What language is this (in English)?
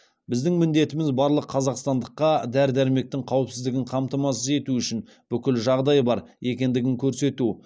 Kazakh